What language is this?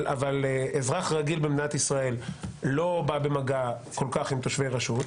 Hebrew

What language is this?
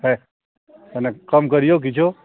Maithili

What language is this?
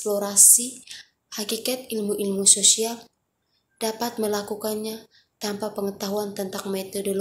Indonesian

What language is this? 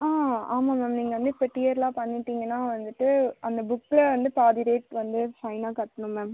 Tamil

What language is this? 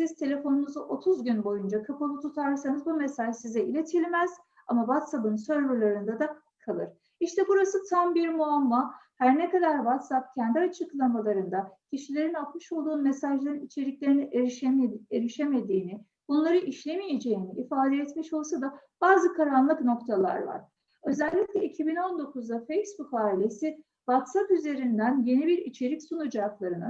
Turkish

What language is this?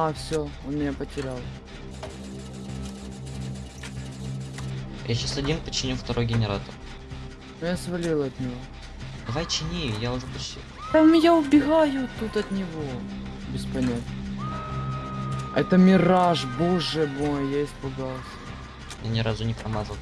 Russian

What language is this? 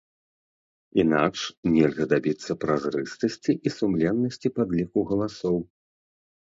Belarusian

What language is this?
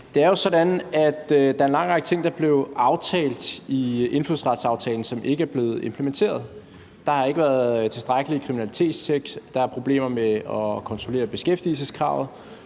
Danish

